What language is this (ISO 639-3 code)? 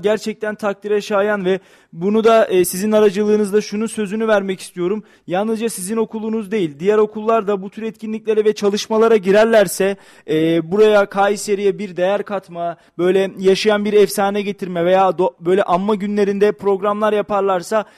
tur